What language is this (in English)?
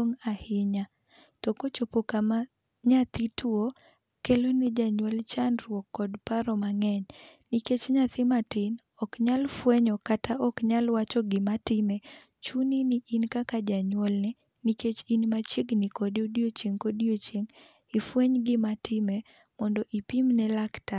Luo (Kenya and Tanzania)